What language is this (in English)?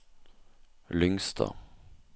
Norwegian